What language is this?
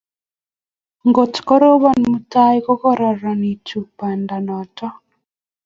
Kalenjin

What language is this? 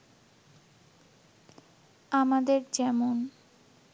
Bangla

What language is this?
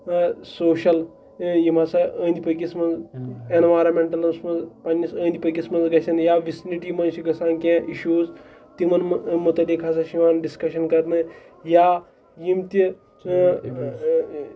Kashmiri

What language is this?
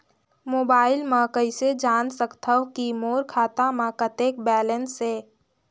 Chhattisgarhi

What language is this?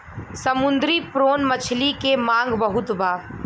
Bhojpuri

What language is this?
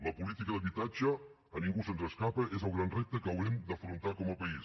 Catalan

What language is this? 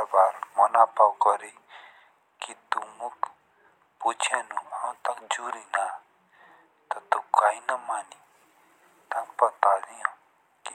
Jaunsari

